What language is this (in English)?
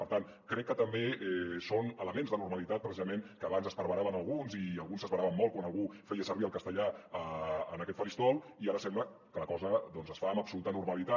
Catalan